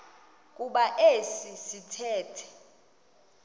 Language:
Xhosa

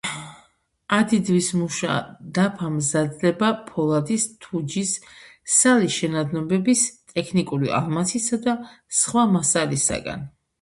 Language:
Georgian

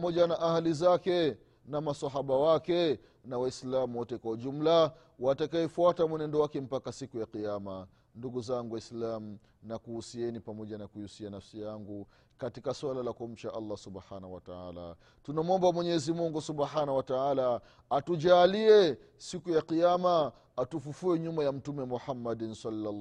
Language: Swahili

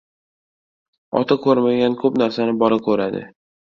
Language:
Uzbek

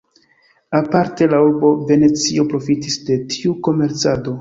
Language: Esperanto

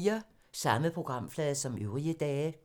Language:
Danish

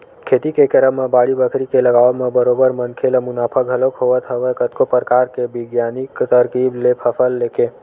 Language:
Chhattisgarhi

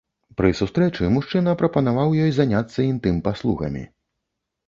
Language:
Belarusian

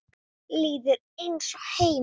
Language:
Icelandic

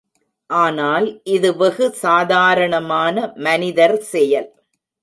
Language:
Tamil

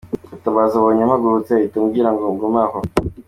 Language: Kinyarwanda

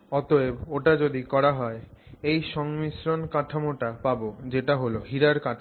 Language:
Bangla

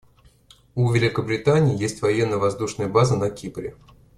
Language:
Russian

